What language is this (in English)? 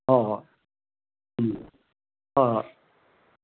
Manipuri